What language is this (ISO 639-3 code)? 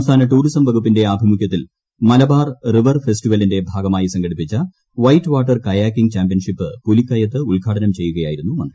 mal